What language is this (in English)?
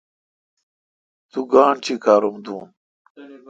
Kalkoti